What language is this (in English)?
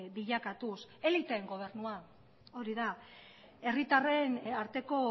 Basque